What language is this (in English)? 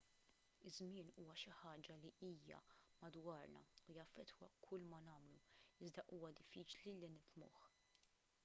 Maltese